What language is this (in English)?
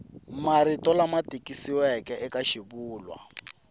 Tsonga